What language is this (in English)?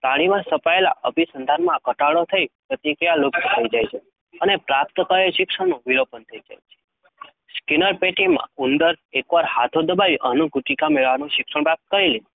Gujarati